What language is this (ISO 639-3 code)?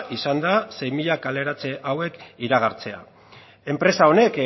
eus